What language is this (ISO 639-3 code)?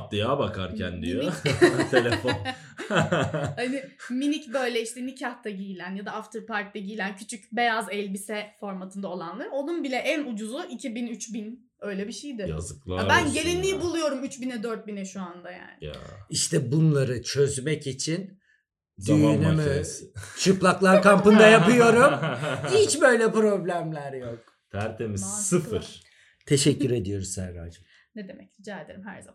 tur